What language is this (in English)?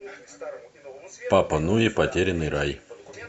Russian